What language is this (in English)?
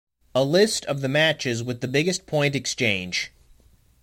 English